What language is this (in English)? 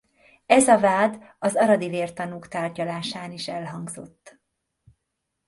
Hungarian